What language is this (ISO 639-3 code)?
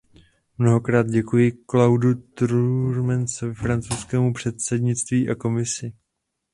ces